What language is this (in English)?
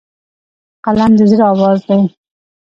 Pashto